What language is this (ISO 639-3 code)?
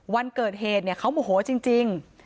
tha